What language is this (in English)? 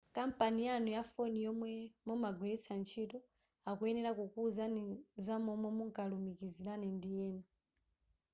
Nyanja